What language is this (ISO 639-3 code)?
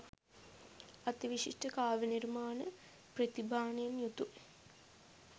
sin